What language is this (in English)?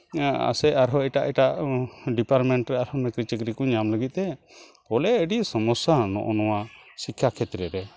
Santali